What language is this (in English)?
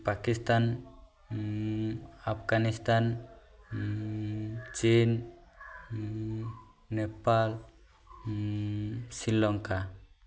Odia